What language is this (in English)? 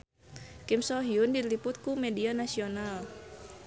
Sundanese